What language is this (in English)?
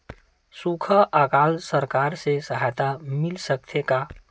Chhattisgarhi